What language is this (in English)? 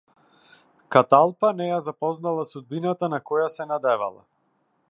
Macedonian